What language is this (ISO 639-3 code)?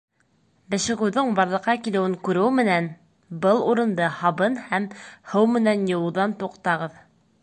bak